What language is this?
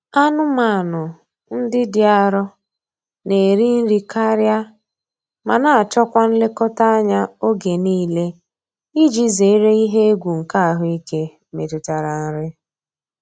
Igbo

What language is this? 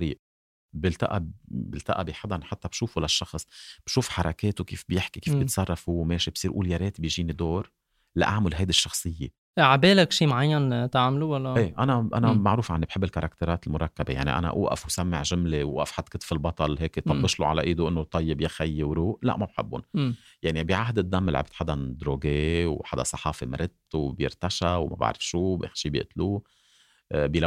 Arabic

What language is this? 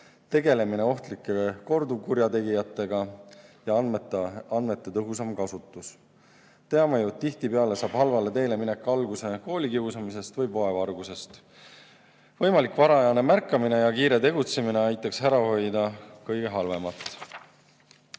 Estonian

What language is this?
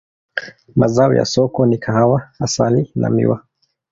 Swahili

